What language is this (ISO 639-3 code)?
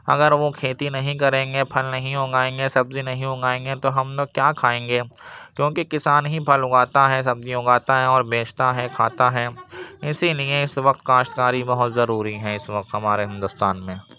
urd